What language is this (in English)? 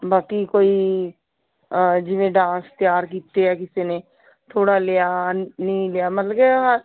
Punjabi